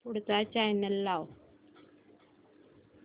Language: Marathi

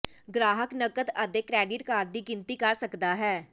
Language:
Punjabi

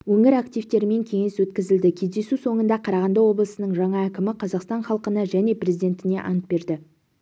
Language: Kazakh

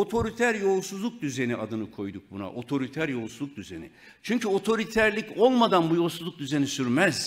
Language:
Turkish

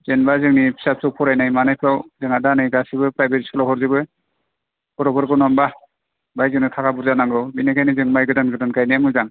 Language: Bodo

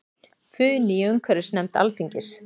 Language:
Icelandic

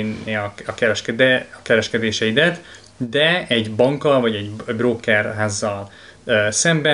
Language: Hungarian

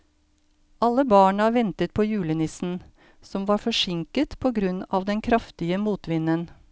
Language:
Norwegian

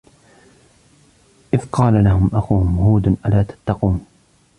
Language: Arabic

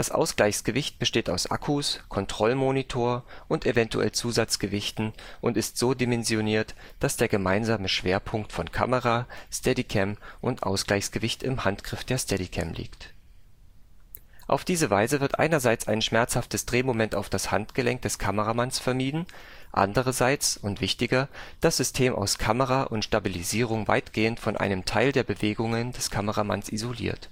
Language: German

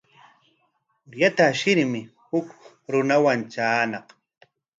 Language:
Corongo Ancash Quechua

